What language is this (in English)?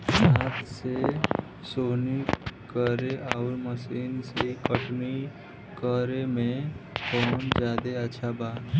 Bhojpuri